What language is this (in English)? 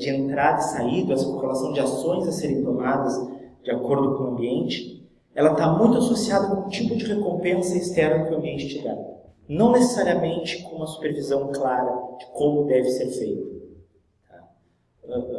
Portuguese